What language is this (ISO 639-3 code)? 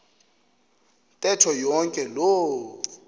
xho